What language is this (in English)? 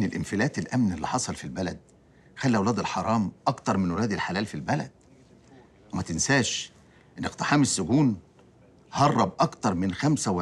Arabic